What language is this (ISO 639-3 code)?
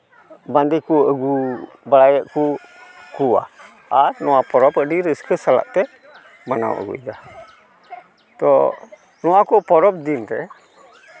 sat